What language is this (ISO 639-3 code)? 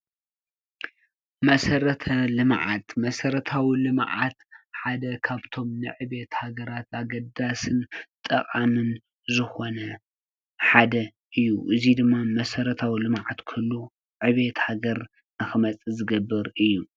tir